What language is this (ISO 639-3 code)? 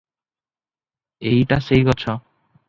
ori